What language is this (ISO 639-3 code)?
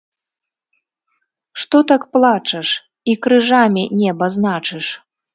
bel